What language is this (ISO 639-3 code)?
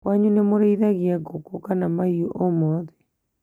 kik